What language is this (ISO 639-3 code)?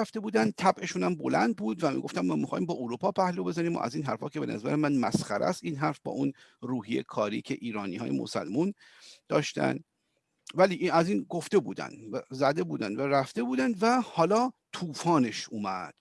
fas